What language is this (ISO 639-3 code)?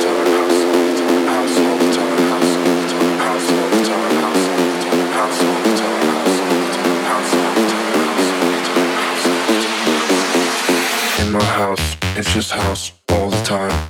slk